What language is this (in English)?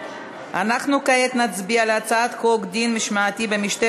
Hebrew